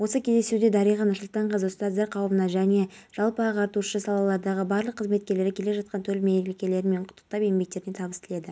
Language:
Kazakh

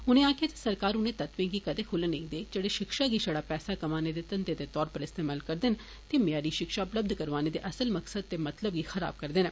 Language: Dogri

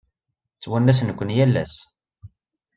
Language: Kabyle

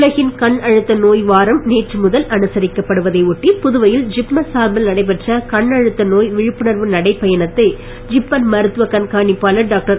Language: Tamil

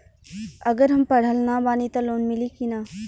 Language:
Bhojpuri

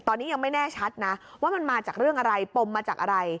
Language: Thai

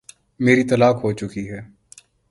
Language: Urdu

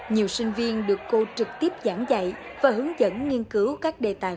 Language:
Vietnamese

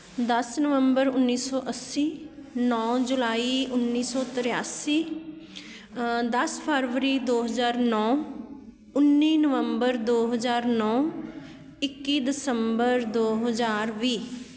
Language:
Punjabi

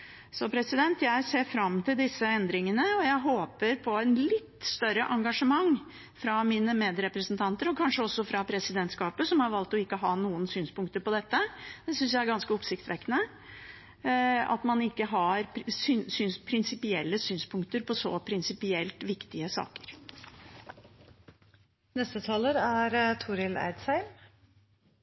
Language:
Norwegian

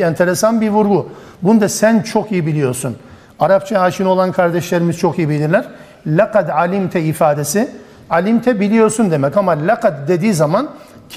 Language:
Turkish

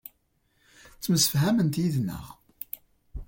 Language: Kabyle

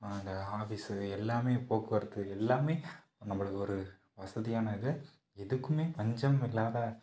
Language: Tamil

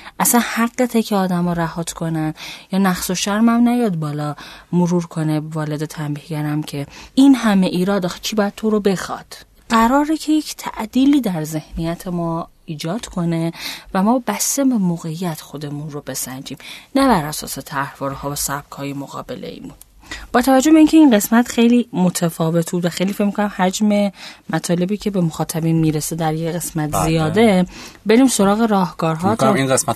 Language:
Persian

